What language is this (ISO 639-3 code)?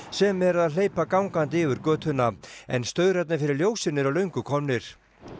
isl